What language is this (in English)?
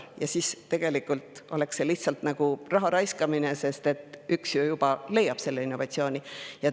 Estonian